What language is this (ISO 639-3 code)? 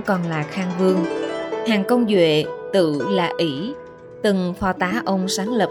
vie